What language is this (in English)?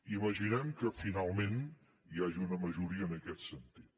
Catalan